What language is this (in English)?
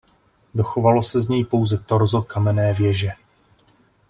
Czech